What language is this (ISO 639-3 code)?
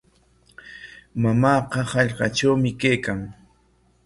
qwa